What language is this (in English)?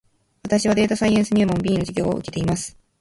Japanese